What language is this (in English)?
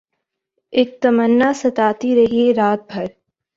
Urdu